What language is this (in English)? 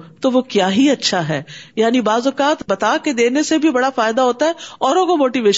Urdu